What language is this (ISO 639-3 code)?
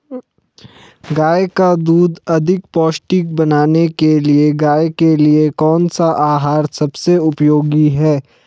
hin